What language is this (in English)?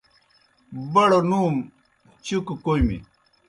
Kohistani Shina